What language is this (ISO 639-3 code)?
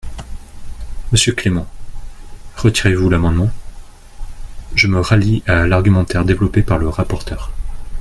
fra